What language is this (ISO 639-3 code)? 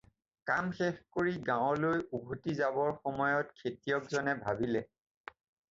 asm